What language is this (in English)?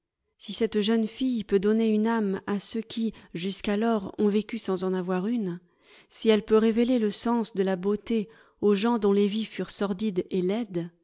French